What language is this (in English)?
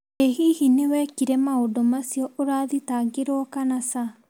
Kikuyu